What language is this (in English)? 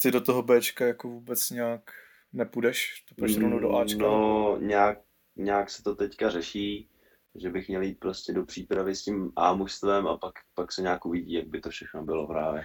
Czech